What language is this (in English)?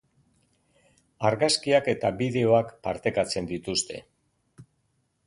Basque